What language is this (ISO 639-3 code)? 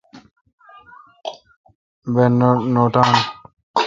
xka